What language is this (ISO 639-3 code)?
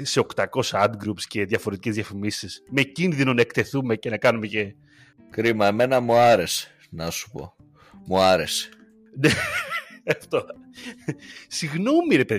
ell